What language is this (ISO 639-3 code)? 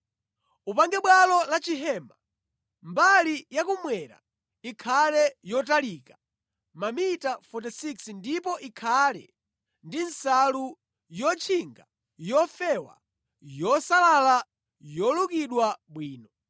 nya